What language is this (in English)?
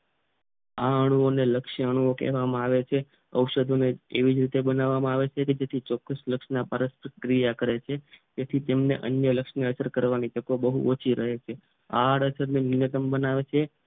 Gujarati